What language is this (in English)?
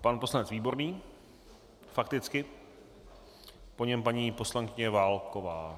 Czech